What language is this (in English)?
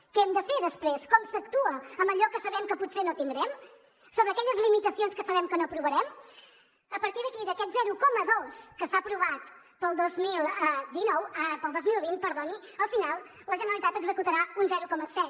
Catalan